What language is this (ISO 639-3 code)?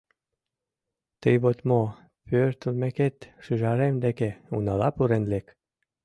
chm